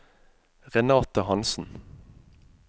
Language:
Norwegian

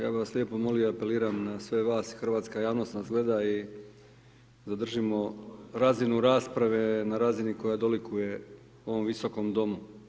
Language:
Croatian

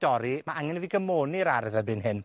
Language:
Welsh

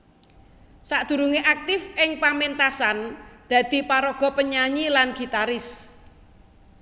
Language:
Javanese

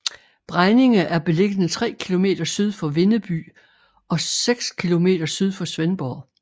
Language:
Danish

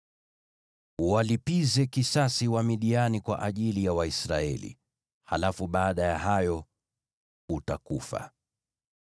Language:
Swahili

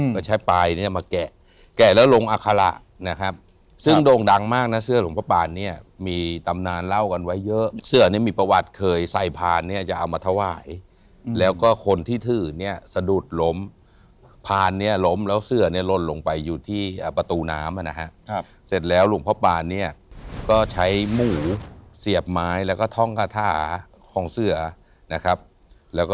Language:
Thai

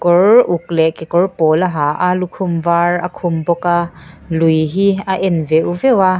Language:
Mizo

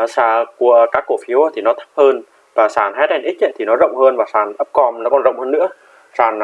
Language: Vietnamese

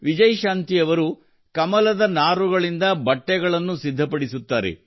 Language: Kannada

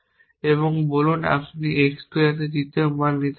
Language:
Bangla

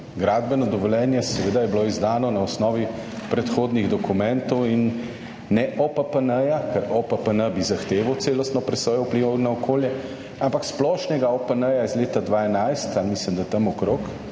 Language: Slovenian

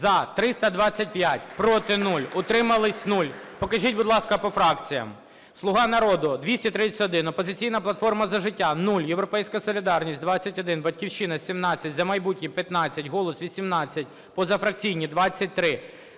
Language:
Ukrainian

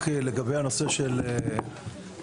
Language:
Hebrew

